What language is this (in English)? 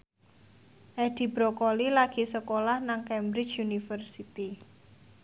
Javanese